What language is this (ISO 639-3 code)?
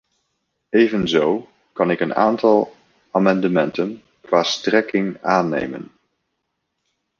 nld